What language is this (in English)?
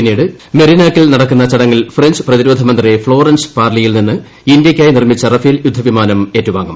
Malayalam